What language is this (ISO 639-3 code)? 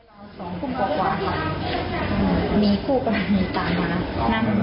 tha